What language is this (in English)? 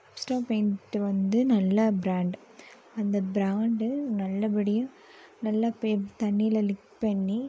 Tamil